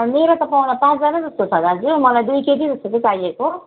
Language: Nepali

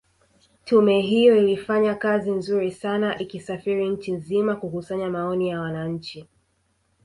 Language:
Swahili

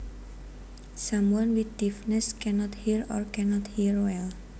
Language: Javanese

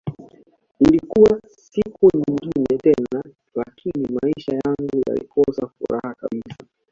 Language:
Swahili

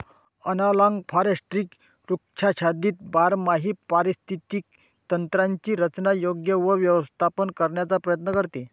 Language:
Marathi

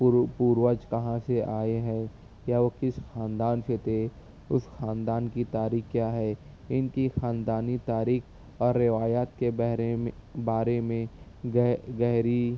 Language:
Urdu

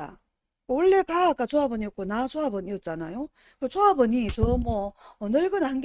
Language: Korean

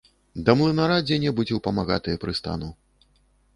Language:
Belarusian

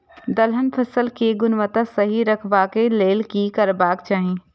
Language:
Maithili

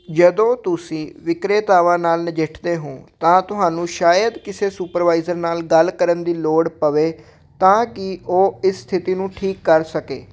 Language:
Punjabi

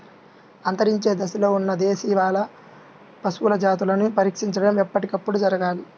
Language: Telugu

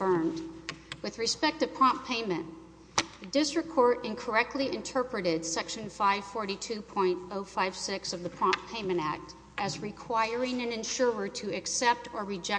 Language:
English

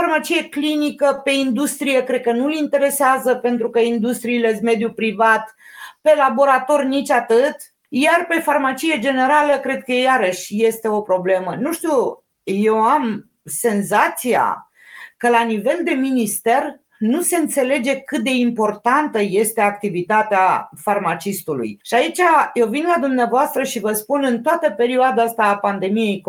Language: Romanian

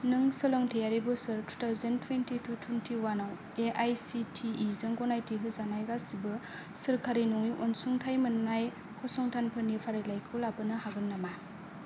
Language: Bodo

